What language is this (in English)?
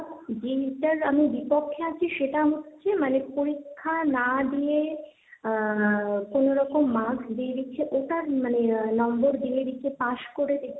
Bangla